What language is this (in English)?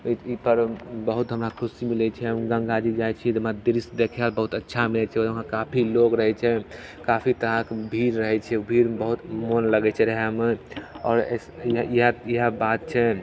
Maithili